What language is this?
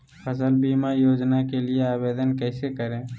Magahi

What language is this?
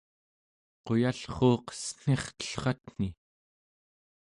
Central Yupik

